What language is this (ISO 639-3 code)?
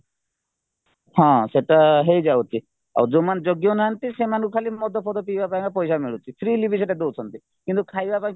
ori